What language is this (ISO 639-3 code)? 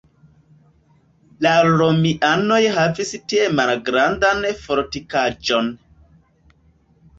epo